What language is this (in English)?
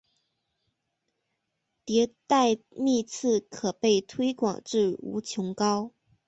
Chinese